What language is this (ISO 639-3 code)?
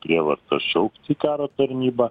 lit